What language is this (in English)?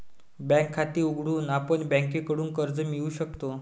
Marathi